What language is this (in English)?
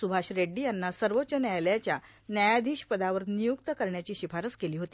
Marathi